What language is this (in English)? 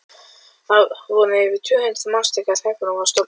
Icelandic